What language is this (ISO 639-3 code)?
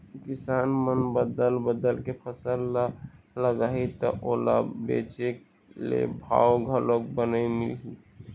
hne